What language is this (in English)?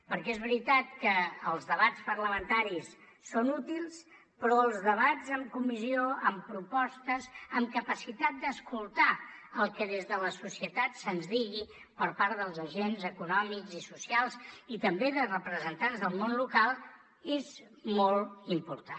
Catalan